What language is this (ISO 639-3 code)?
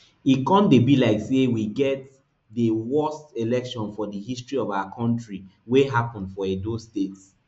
pcm